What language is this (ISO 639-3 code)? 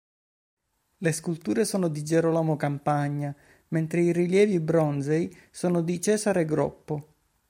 ita